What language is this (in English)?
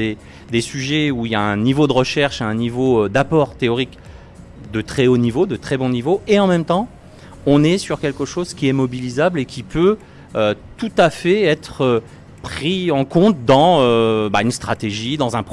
French